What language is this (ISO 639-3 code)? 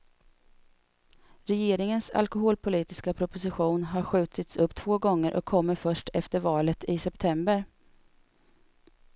swe